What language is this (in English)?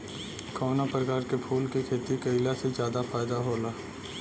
Bhojpuri